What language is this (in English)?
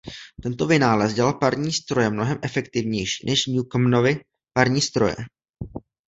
Czech